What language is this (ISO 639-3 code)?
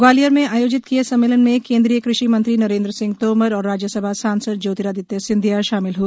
hin